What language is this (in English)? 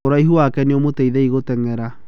Kikuyu